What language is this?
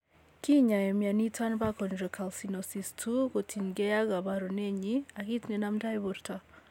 Kalenjin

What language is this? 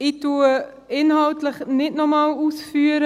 Swiss German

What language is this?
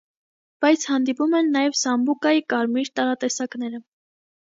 Armenian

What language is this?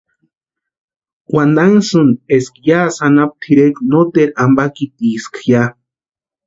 Western Highland Purepecha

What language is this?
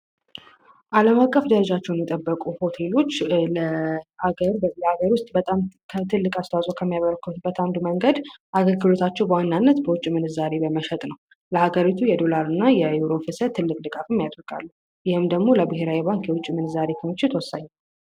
Amharic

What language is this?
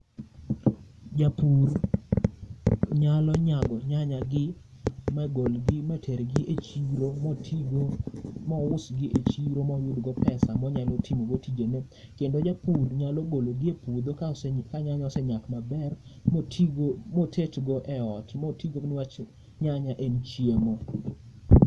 Luo (Kenya and Tanzania)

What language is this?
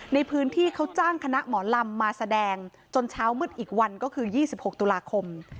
Thai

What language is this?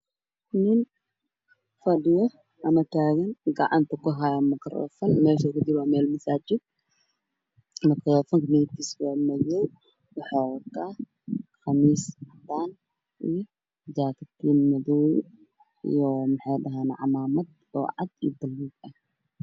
Somali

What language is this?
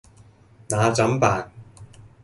Cantonese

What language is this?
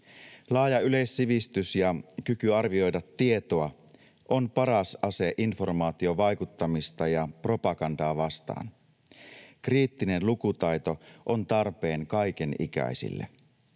Finnish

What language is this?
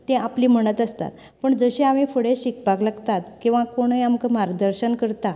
Konkani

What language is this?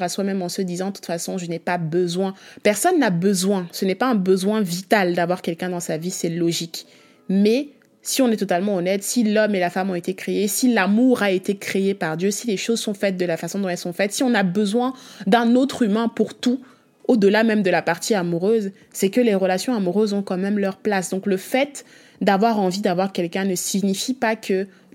French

